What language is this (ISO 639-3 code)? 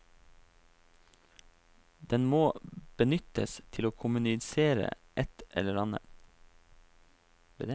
nor